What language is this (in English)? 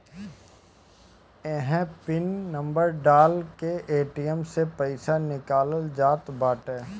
Bhojpuri